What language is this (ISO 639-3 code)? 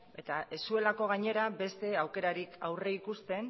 eus